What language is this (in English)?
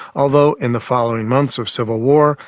English